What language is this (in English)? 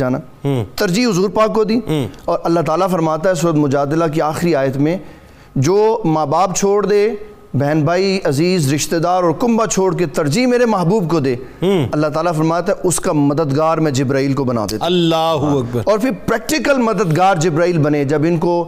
Urdu